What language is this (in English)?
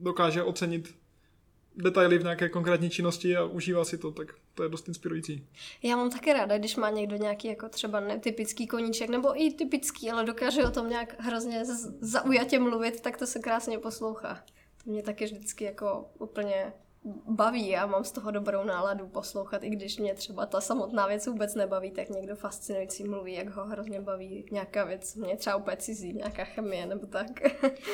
Czech